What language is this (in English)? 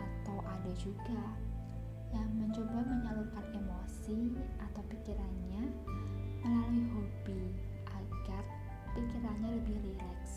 Indonesian